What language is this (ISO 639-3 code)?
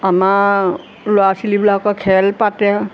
asm